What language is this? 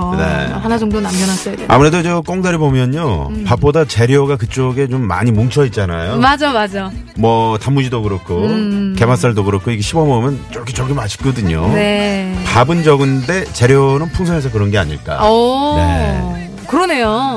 Korean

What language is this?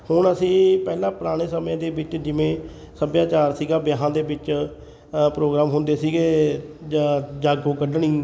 Punjabi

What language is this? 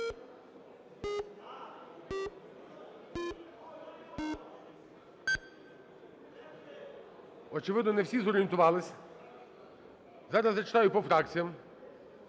Ukrainian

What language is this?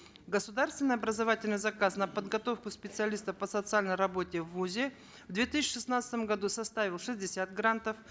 Kazakh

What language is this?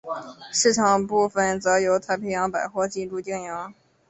Chinese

